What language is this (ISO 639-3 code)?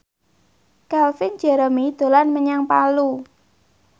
jav